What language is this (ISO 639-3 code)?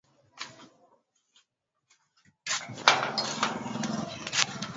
swa